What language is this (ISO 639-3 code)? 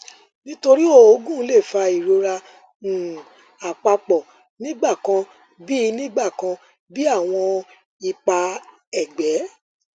yor